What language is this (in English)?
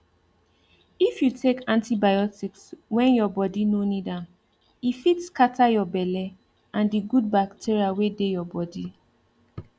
Nigerian Pidgin